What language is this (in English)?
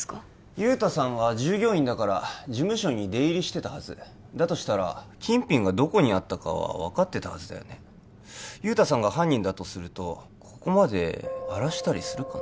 Japanese